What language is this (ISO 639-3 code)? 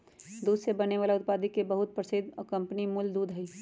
mag